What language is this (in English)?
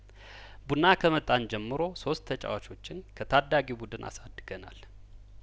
Amharic